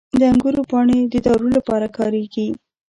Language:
Pashto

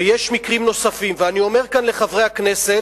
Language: Hebrew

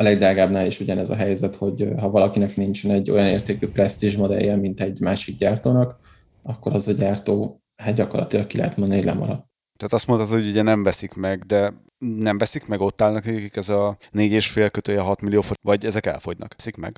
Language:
Hungarian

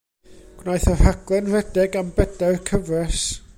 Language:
Welsh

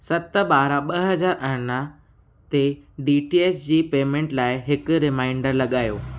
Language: Sindhi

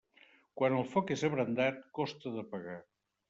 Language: Catalan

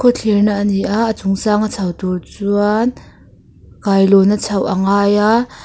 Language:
Mizo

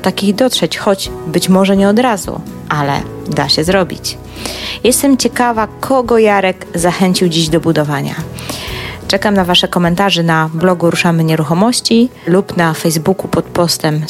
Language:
Polish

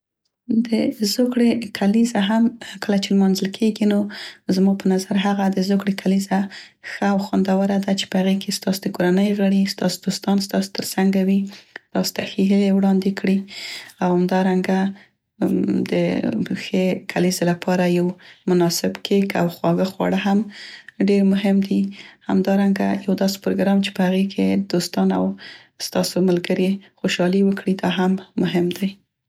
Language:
Central Pashto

